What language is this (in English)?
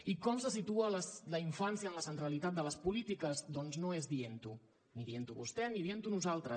Catalan